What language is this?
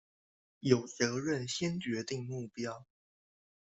Chinese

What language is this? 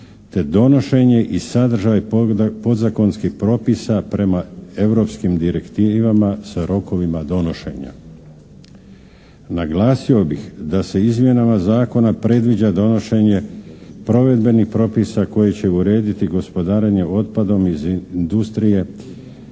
Croatian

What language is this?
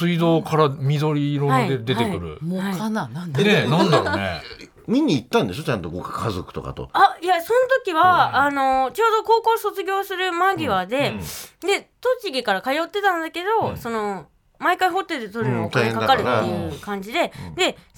Japanese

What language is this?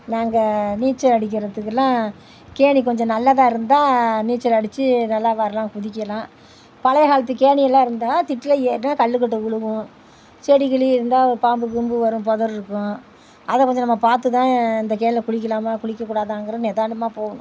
Tamil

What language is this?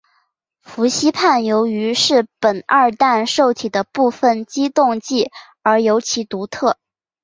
Chinese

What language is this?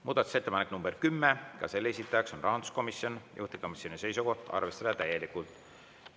Estonian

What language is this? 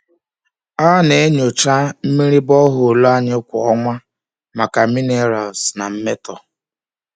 Igbo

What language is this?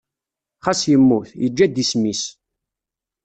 Kabyle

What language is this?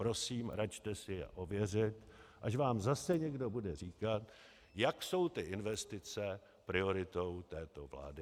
Czech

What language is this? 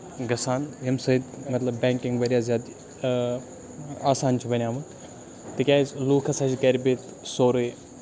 Kashmiri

